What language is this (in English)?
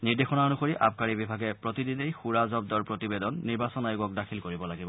Assamese